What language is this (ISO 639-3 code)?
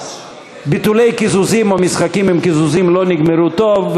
heb